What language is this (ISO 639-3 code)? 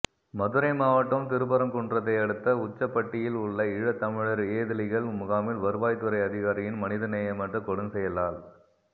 tam